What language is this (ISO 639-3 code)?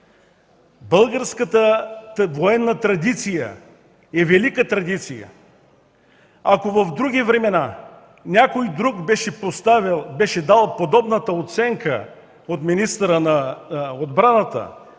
bul